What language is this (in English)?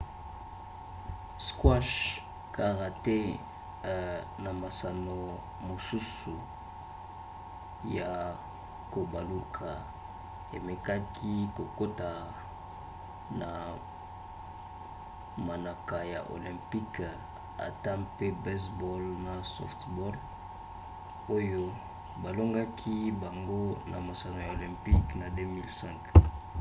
Lingala